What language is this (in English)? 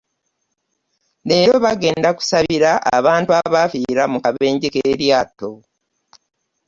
Ganda